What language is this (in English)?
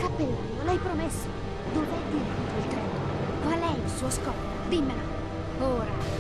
Italian